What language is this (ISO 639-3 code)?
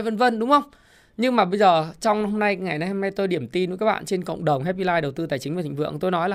vie